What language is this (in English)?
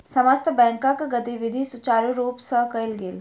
Maithili